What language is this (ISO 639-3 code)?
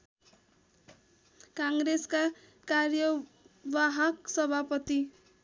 nep